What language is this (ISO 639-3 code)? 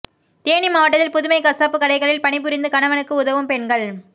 tam